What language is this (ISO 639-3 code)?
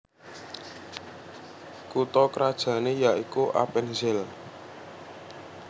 jav